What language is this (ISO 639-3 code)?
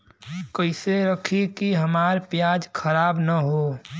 bho